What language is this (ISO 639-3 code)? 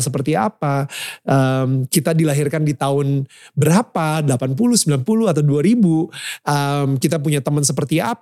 ind